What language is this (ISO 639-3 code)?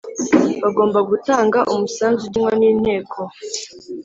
kin